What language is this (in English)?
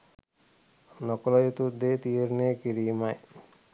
Sinhala